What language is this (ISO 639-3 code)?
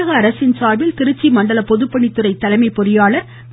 tam